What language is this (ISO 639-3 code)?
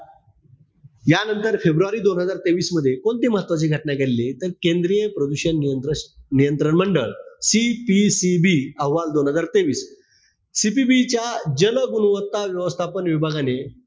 mar